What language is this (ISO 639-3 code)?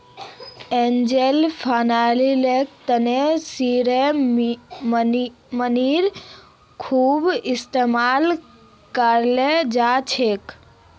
mag